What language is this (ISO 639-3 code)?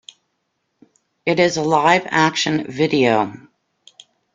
eng